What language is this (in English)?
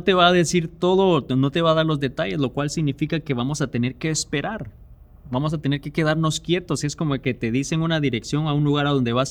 Spanish